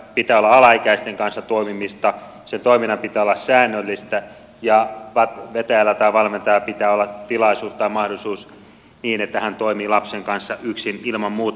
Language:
Finnish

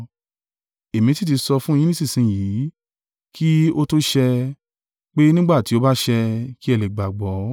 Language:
Yoruba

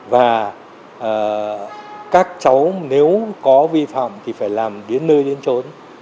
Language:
Vietnamese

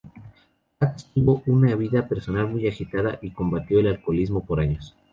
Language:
Spanish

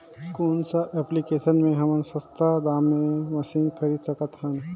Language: Chhattisgarhi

